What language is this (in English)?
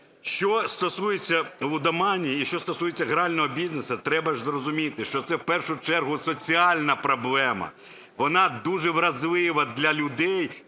Ukrainian